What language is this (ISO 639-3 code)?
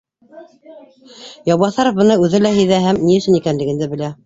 bak